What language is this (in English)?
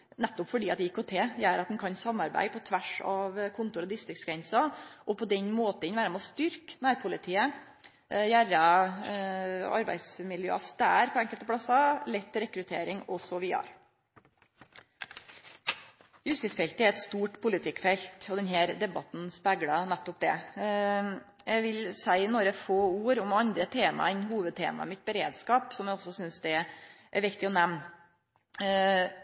Norwegian Nynorsk